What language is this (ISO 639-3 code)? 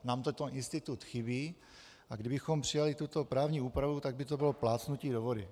ces